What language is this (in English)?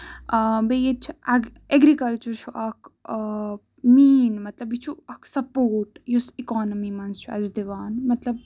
Kashmiri